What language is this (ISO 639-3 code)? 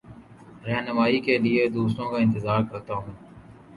urd